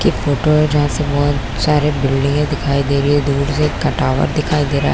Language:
Hindi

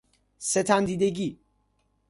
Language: Persian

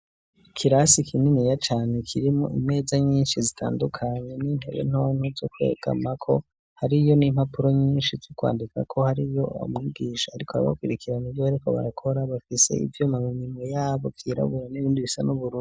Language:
Rundi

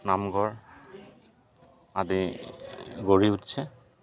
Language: Assamese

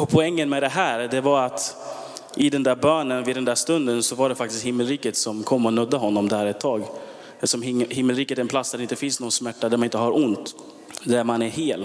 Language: Swedish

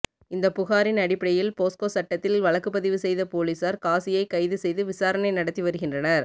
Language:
Tamil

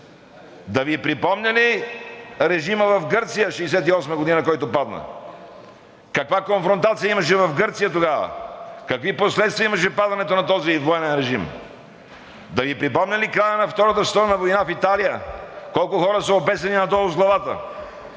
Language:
Bulgarian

